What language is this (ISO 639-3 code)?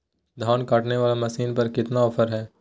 mag